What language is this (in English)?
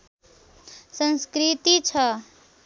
Nepali